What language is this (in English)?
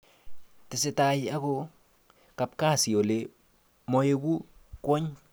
Kalenjin